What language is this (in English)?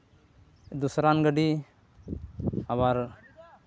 Santali